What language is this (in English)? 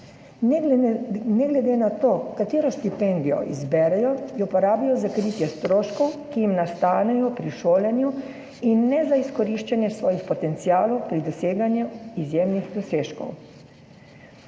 Slovenian